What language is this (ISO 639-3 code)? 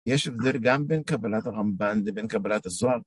heb